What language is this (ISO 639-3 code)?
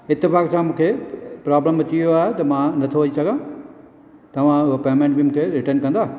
snd